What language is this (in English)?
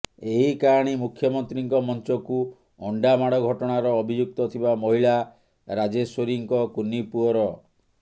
Odia